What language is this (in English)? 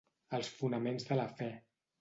Catalan